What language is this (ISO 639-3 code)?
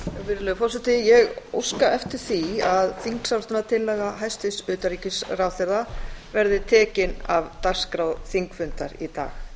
isl